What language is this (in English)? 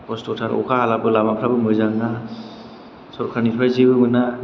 Bodo